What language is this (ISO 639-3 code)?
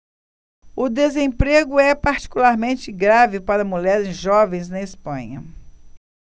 por